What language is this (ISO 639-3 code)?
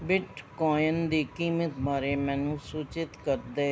pan